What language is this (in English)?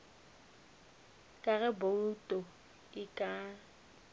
Northern Sotho